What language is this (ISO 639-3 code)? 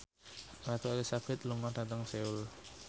jav